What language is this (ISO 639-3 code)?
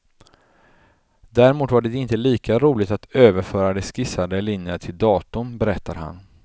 swe